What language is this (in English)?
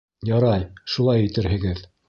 Bashkir